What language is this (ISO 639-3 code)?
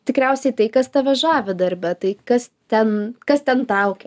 lit